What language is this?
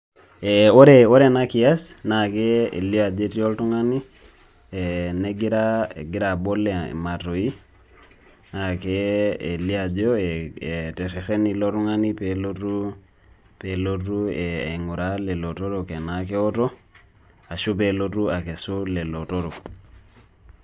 Masai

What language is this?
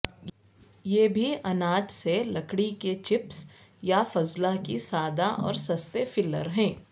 Urdu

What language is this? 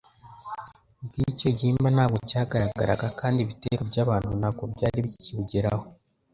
Kinyarwanda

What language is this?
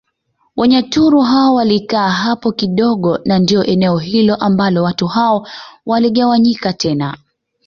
Swahili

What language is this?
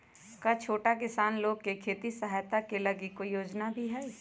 Magahi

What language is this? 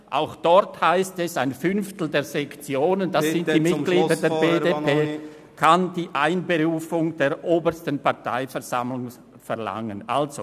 Swiss German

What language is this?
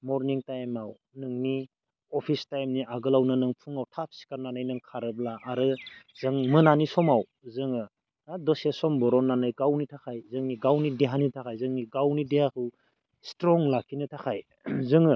Bodo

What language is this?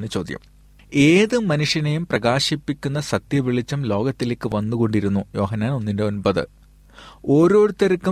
Malayalam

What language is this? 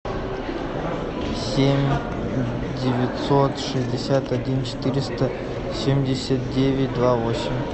Russian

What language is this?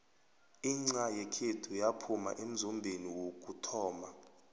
South Ndebele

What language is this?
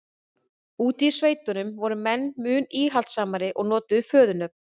Icelandic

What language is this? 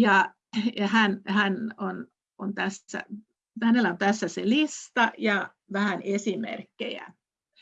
Finnish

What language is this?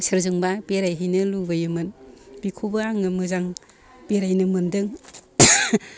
Bodo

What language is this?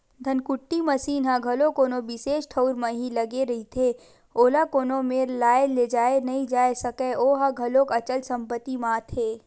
Chhattisgarhi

